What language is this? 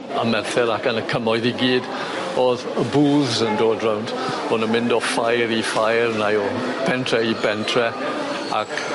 Welsh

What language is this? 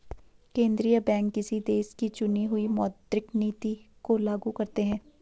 Hindi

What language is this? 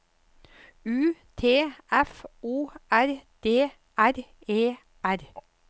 Norwegian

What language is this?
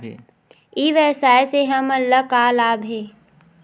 Chhattisgarhi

